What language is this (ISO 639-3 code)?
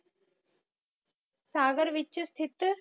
pan